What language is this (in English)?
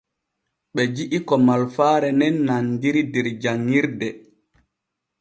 Borgu Fulfulde